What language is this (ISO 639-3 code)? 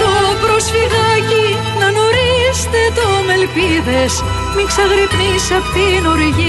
ell